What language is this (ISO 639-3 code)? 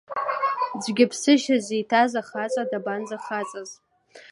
abk